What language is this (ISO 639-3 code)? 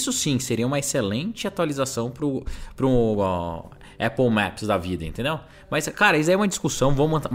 por